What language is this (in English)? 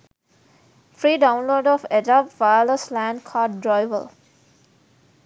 Sinhala